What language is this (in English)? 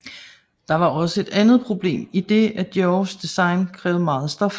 Danish